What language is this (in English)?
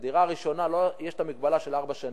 Hebrew